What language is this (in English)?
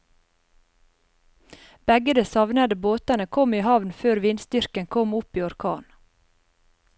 Norwegian